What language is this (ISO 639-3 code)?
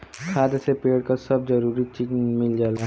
bho